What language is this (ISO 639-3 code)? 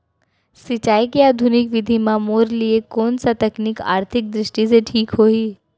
hne